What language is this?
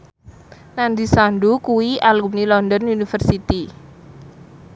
Javanese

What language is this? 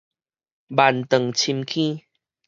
Min Nan Chinese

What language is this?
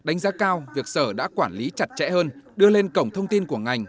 Vietnamese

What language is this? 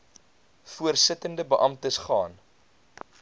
Afrikaans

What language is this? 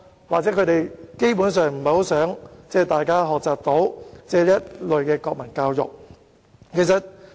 Cantonese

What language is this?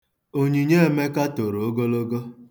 Igbo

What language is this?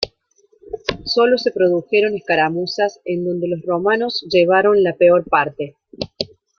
Spanish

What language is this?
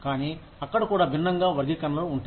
Telugu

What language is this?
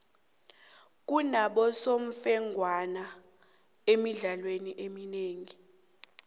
South Ndebele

